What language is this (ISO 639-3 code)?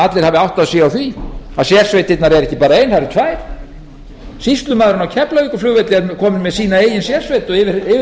isl